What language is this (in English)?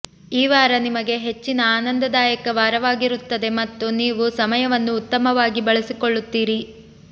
Kannada